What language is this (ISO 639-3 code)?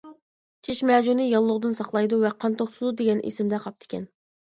uig